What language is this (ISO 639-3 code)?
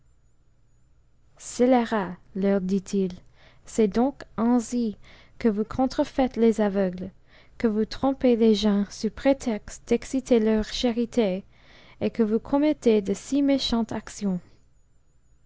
fra